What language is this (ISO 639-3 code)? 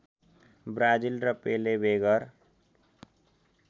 nep